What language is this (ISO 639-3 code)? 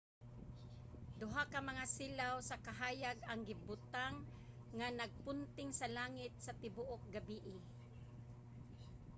ceb